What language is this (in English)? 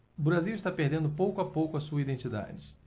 Portuguese